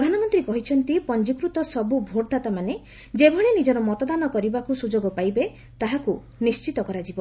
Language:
Odia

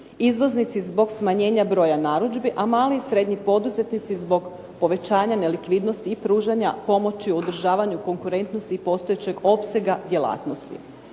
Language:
Croatian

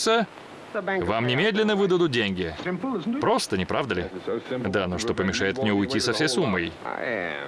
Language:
Russian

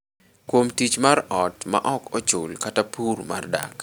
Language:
Luo (Kenya and Tanzania)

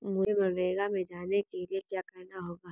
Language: Hindi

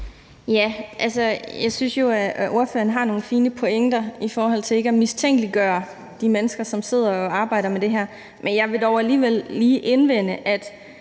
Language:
Danish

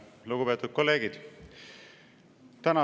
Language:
Estonian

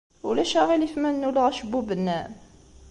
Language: Kabyle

